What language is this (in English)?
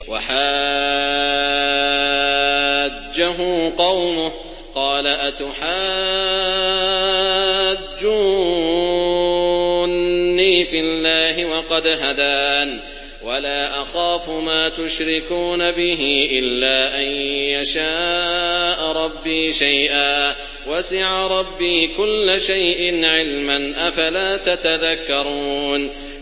Arabic